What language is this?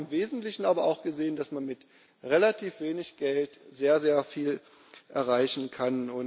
German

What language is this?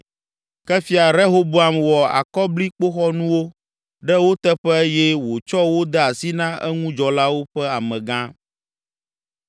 Ewe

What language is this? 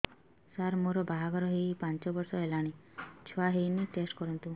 Odia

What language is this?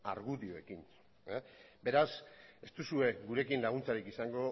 Basque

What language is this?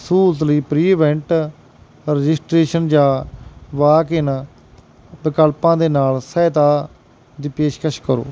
Punjabi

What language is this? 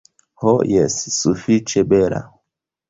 Esperanto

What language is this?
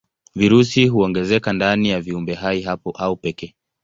Swahili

